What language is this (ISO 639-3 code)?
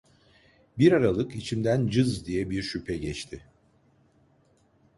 tur